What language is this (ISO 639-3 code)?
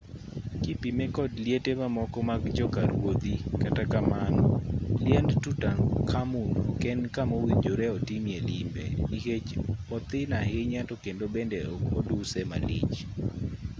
luo